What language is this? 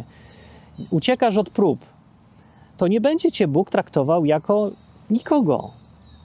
Polish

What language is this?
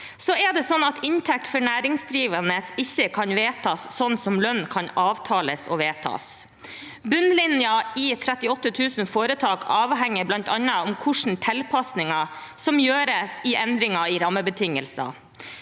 Norwegian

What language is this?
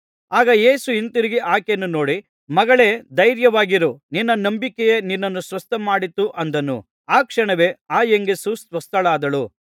Kannada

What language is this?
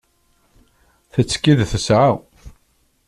Kabyle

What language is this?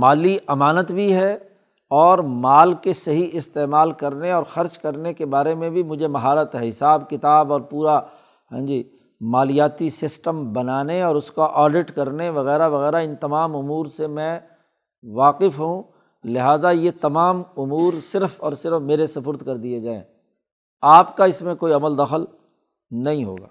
Urdu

